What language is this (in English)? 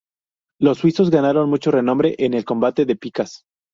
Spanish